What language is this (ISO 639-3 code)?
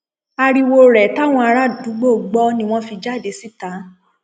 yor